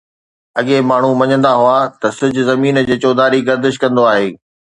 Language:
Sindhi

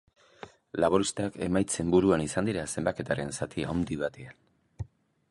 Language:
Basque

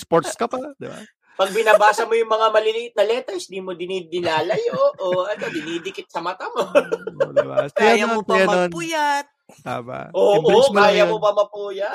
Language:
Filipino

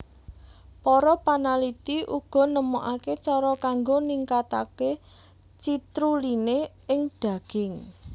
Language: Javanese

